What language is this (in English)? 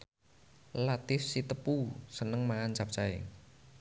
Javanese